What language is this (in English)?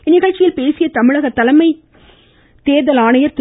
Tamil